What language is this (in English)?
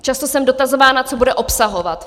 Czech